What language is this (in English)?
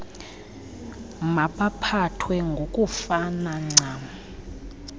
Xhosa